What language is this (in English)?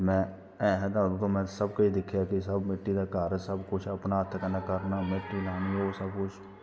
Dogri